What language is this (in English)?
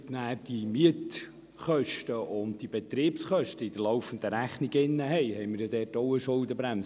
Swiss German